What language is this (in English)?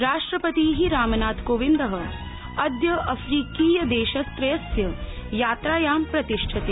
Sanskrit